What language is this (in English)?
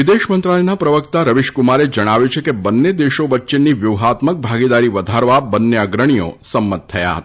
Gujarati